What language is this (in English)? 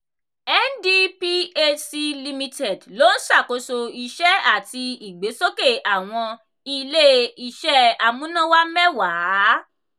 Yoruba